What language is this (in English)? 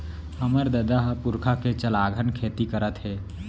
Chhattisgarhi